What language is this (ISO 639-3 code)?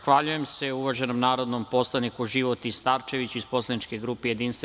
srp